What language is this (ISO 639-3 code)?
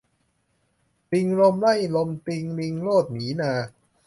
tha